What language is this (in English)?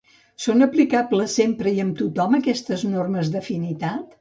Catalan